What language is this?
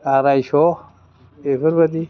Bodo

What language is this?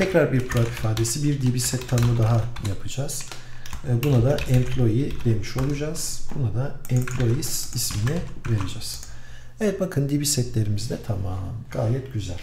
Turkish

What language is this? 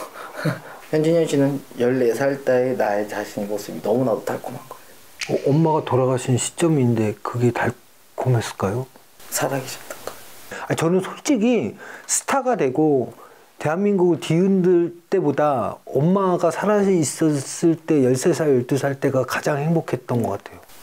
Korean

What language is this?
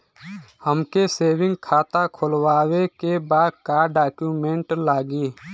Bhojpuri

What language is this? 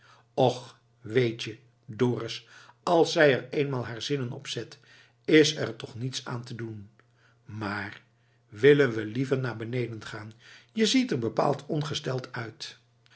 Dutch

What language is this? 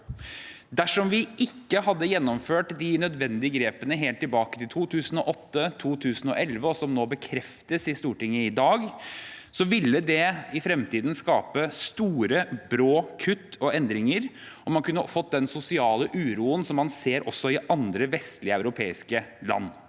Norwegian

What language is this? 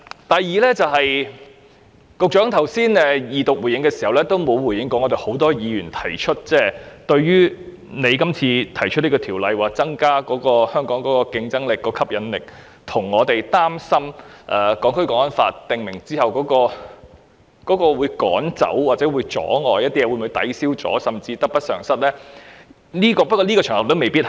Cantonese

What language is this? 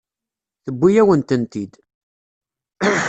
Kabyle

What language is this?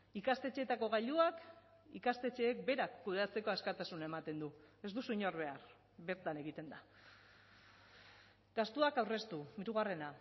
Basque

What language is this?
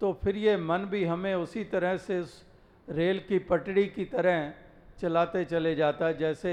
Hindi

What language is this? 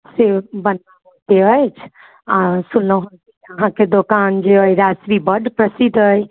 Maithili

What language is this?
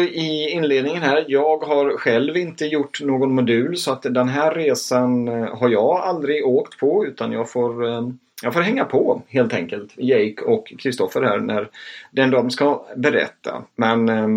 Swedish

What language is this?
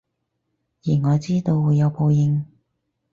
Cantonese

